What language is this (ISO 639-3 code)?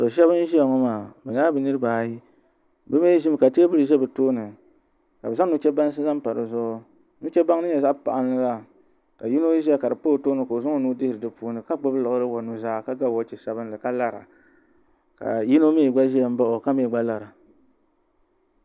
dag